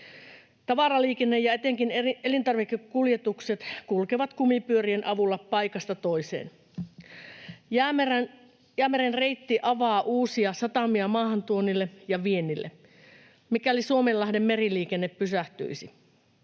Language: Finnish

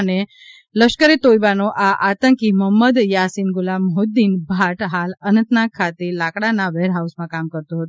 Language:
Gujarati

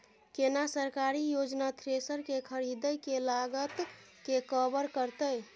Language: Maithili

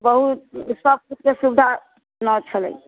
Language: Maithili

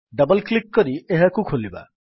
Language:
Odia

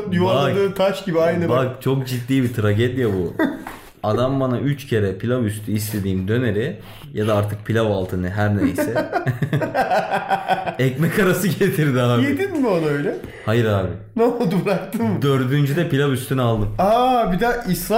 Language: Turkish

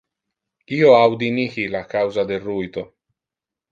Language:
Interlingua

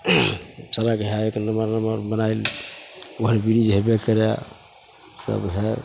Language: Maithili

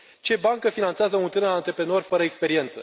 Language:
Romanian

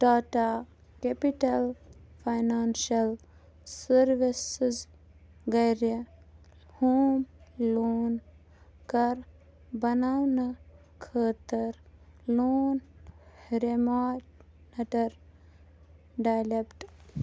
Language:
Kashmiri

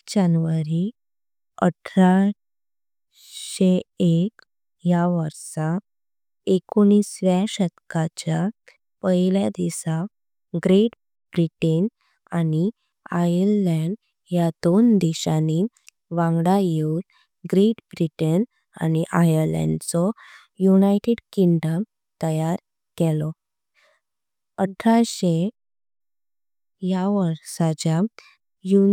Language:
Konkani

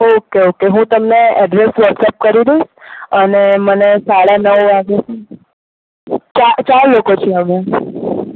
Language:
Gujarati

